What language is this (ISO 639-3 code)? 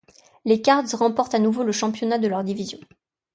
fra